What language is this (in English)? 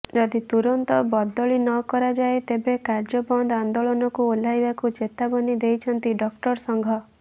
Odia